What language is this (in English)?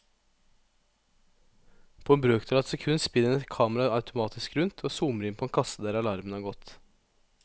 Norwegian